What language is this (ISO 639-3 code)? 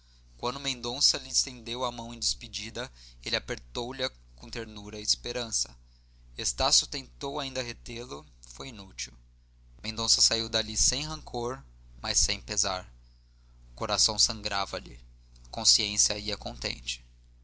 por